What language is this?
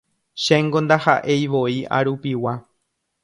Guarani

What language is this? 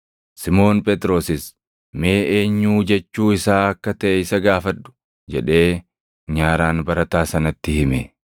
Oromo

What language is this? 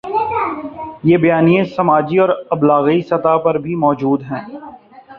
Urdu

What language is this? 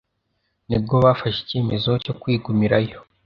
Kinyarwanda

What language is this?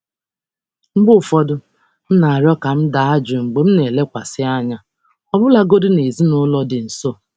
Igbo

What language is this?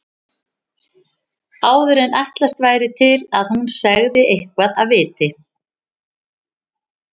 Icelandic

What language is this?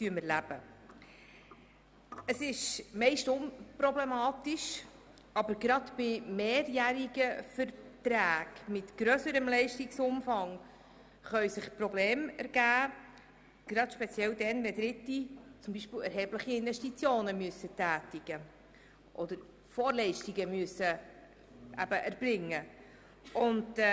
Swiss German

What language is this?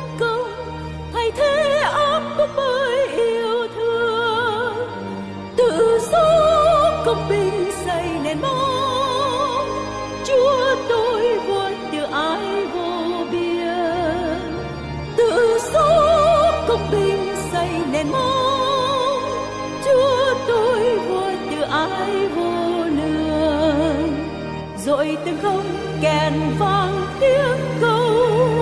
Vietnamese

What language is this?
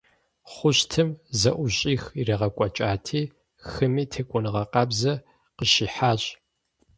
Kabardian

